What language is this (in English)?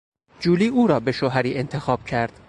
Persian